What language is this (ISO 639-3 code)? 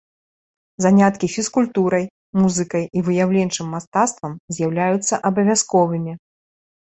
bel